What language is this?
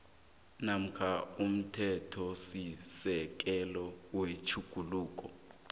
South Ndebele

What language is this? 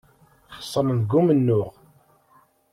Kabyle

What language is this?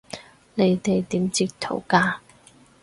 Cantonese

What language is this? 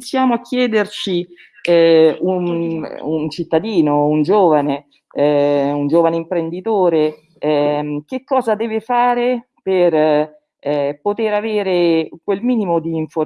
Italian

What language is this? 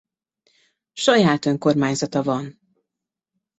Hungarian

